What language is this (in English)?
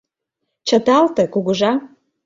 Mari